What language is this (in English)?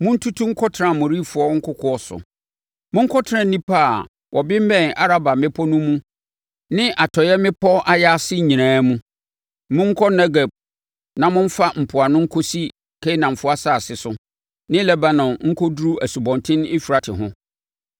Akan